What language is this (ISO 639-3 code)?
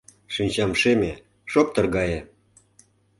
chm